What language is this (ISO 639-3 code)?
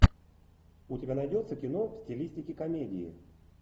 rus